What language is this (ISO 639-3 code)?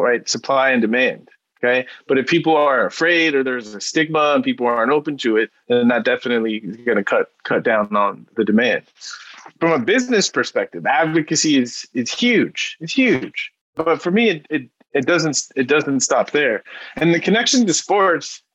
eng